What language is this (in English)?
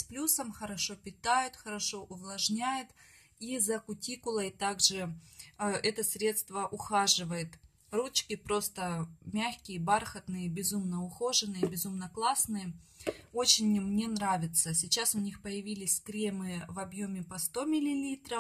Russian